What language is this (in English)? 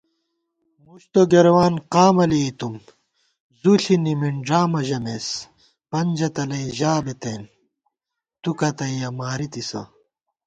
Gawar-Bati